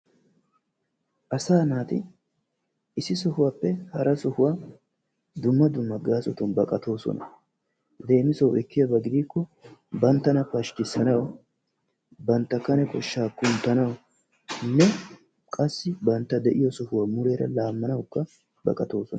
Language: Wolaytta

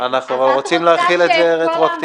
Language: Hebrew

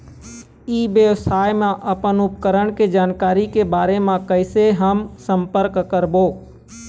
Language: Chhattisgarhi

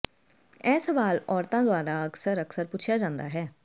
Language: Punjabi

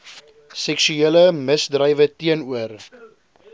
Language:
Afrikaans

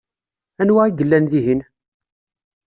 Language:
Kabyle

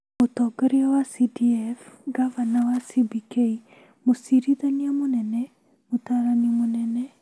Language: Kikuyu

